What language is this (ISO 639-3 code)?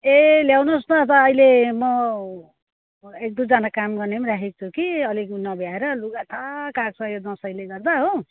nep